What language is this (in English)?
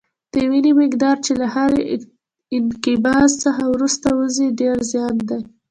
Pashto